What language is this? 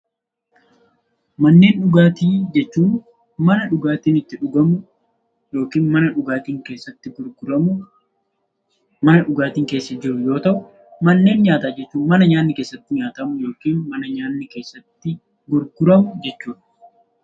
Oromo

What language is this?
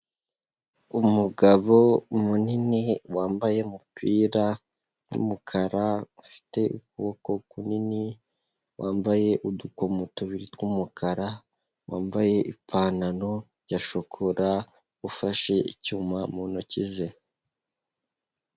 Kinyarwanda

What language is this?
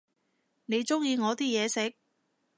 Cantonese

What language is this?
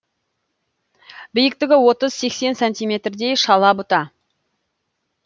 Kazakh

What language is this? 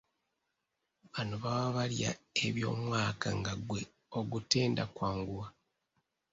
Ganda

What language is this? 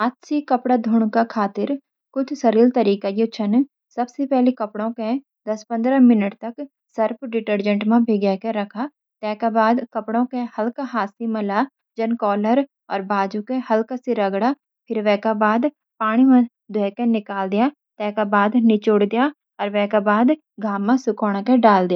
Garhwali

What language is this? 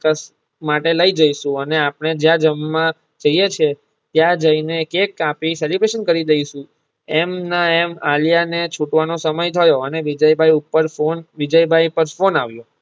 Gujarati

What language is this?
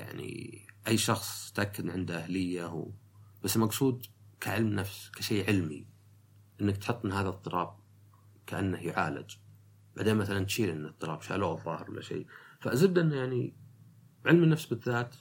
Arabic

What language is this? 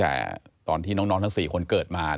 Thai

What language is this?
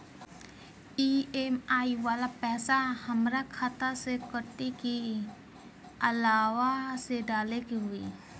Bhojpuri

